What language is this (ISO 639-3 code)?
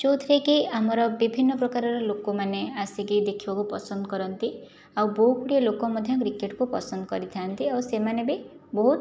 ori